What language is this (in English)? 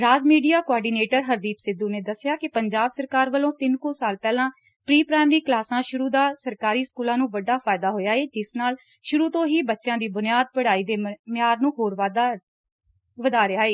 Punjabi